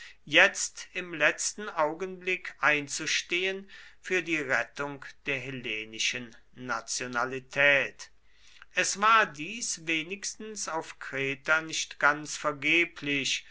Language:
German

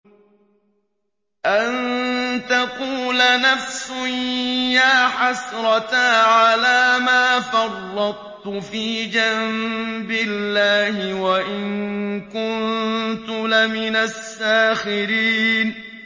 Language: Arabic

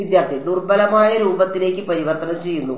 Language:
Malayalam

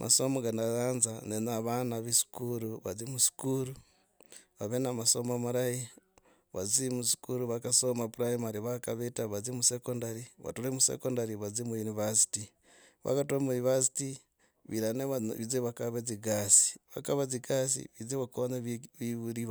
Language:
Logooli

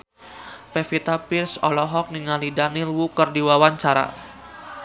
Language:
Sundanese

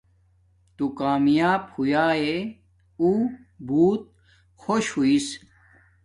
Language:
Domaaki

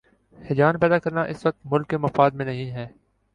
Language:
Urdu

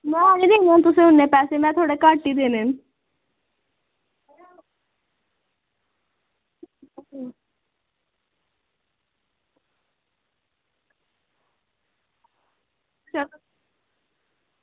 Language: Dogri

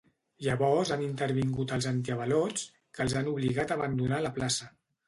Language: Catalan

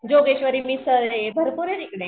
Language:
Marathi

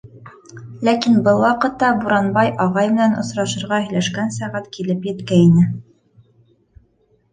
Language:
Bashkir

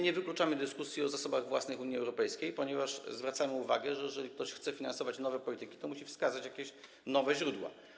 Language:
Polish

